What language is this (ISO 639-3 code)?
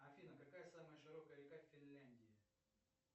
rus